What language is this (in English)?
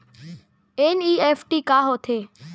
Chhattisgarhi